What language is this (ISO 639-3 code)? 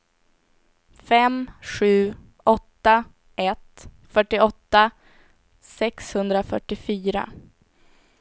swe